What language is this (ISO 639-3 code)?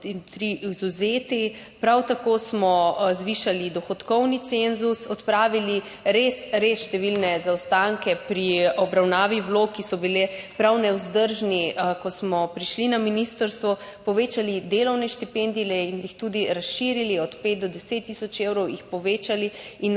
slv